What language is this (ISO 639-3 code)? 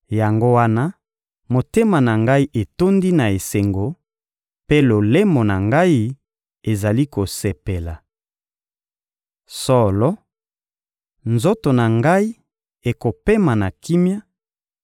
lin